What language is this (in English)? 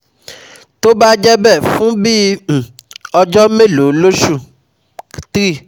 Yoruba